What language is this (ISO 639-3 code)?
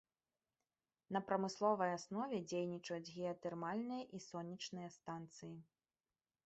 bel